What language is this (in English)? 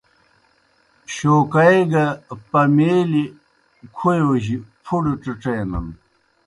Kohistani Shina